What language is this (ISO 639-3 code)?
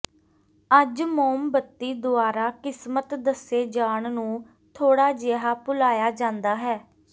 pan